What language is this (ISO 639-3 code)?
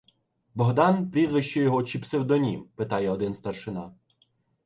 ukr